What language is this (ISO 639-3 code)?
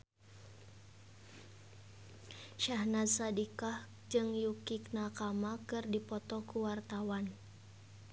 sun